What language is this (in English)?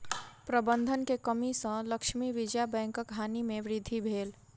Maithili